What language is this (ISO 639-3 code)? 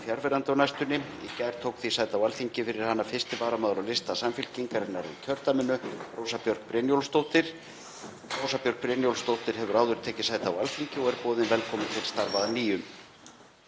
isl